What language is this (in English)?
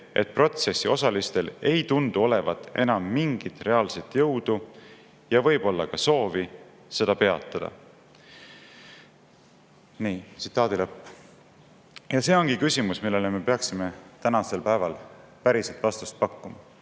Estonian